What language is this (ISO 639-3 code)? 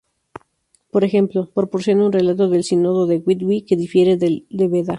spa